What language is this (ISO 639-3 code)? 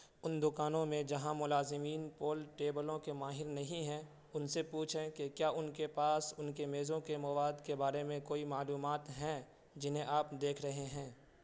urd